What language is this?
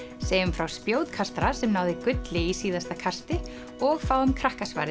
Icelandic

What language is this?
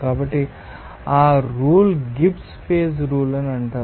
Telugu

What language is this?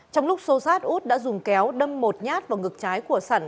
Vietnamese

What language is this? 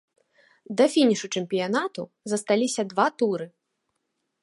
Belarusian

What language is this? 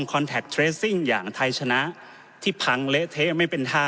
Thai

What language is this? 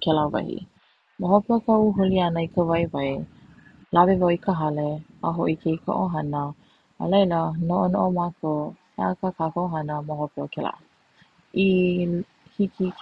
Hawaiian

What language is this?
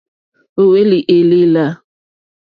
Mokpwe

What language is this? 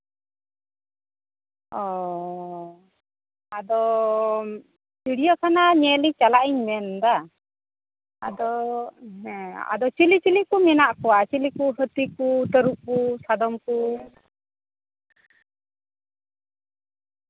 Santali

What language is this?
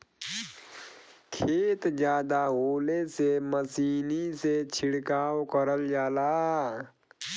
Bhojpuri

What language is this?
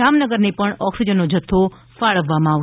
Gujarati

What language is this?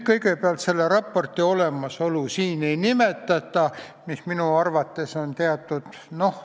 Estonian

